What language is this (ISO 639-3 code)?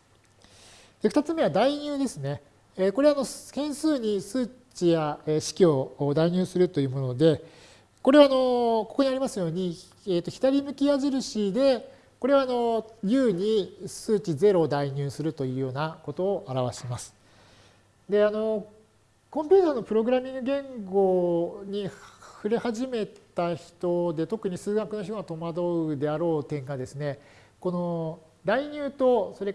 jpn